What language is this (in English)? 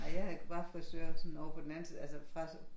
Danish